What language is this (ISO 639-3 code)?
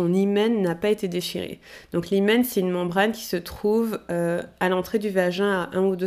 fra